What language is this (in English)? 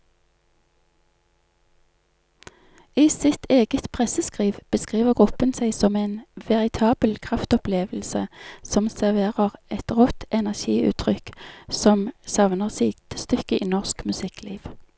Norwegian